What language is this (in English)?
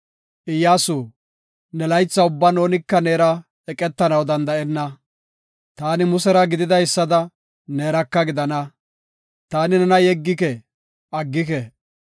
Gofa